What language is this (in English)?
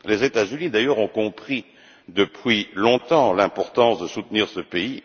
French